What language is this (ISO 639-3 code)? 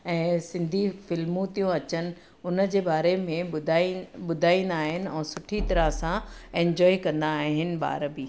snd